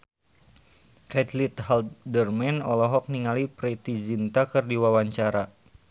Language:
Sundanese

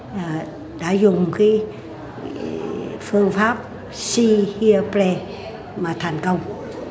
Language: Vietnamese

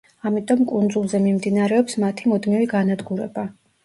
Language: Georgian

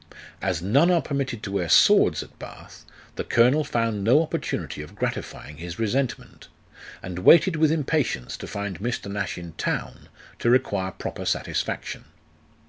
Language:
English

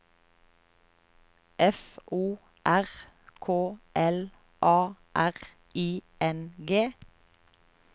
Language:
Norwegian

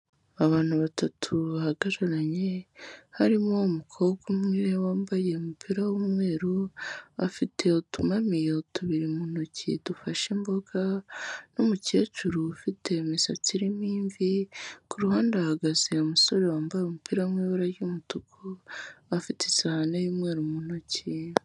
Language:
Kinyarwanda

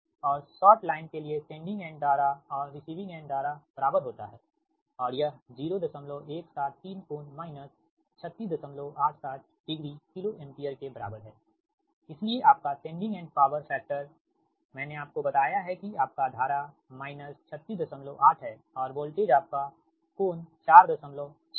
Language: Hindi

